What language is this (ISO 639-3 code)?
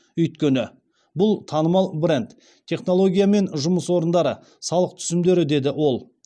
kaz